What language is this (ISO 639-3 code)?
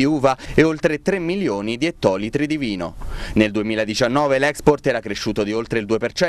ita